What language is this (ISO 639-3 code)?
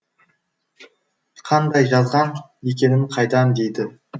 kaz